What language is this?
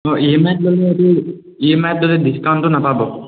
Assamese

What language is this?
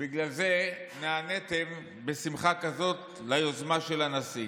Hebrew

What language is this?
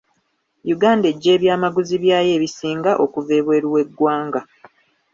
Ganda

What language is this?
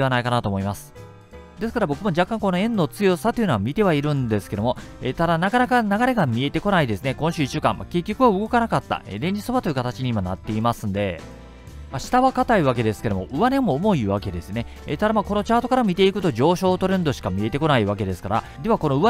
Japanese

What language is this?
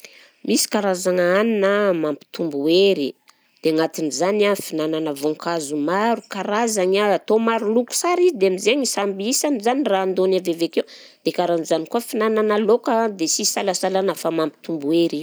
Southern Betsimisaraka Malagasy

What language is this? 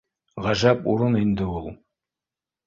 Bashkir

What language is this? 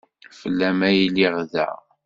Kabyle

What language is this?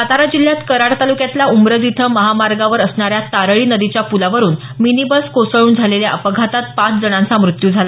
Marathi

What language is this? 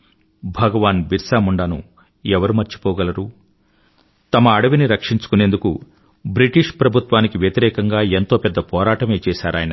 Telugu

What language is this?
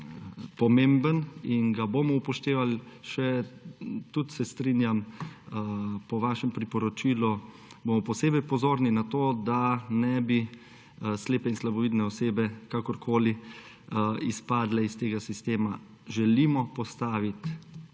Slovenian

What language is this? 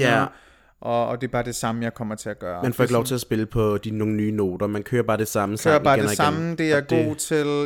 Danish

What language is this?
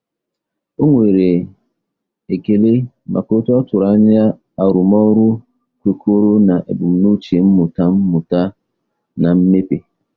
Igbo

